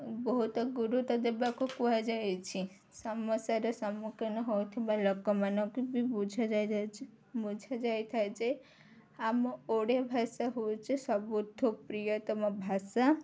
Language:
Odia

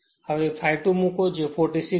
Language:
Gujarati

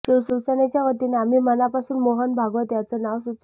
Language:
Marathi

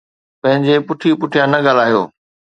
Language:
Sindhi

